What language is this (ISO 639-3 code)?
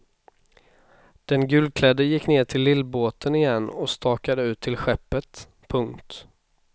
swe